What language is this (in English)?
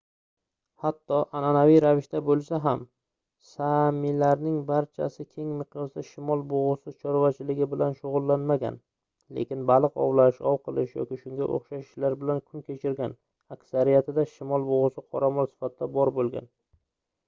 Uzbek